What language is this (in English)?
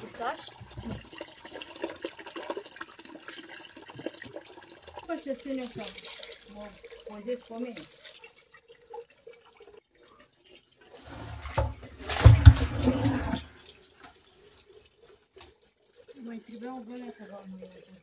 Romanian